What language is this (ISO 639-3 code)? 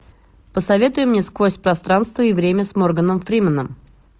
rus